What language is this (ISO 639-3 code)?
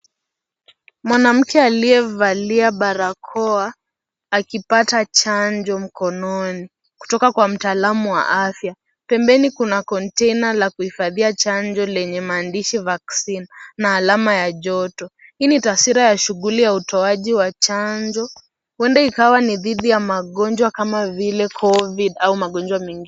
swa